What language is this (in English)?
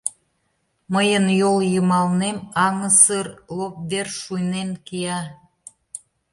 Mari